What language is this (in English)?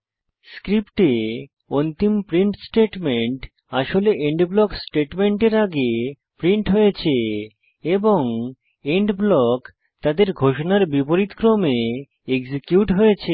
Bangla